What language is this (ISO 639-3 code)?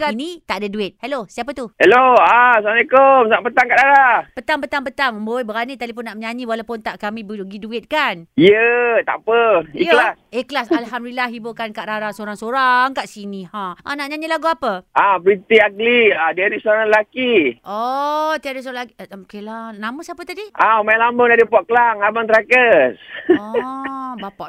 msa